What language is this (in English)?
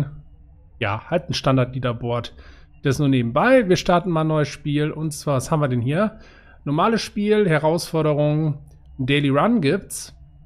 German